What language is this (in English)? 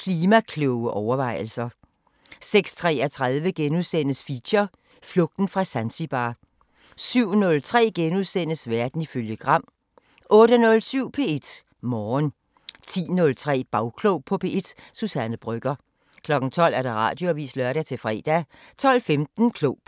Danish